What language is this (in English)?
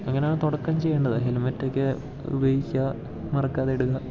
Malayalam